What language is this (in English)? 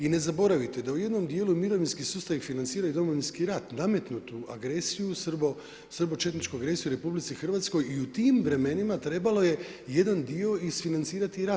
Croatian